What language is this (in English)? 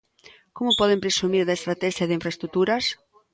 Galician